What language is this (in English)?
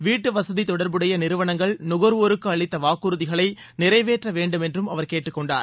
Tamil